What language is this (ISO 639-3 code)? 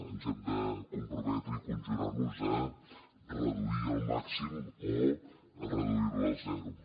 cat